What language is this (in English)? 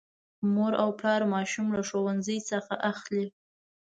Pashto